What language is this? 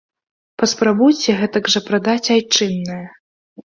Belarusian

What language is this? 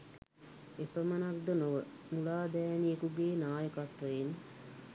Sinhala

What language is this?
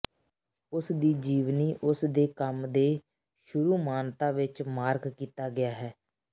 Punjabi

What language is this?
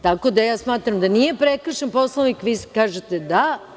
Serbian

